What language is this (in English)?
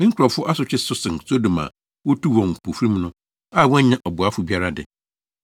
Akan